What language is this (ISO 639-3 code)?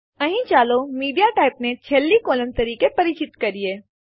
guj